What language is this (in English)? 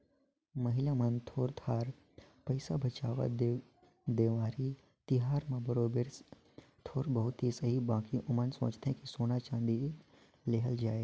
Chhattisgarhi